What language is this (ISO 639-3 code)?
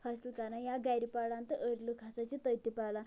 kas